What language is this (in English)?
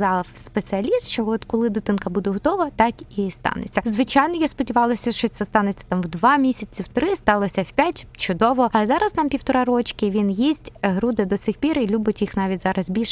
Ukrainian